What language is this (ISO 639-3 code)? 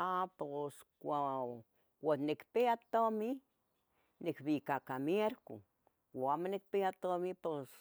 nhg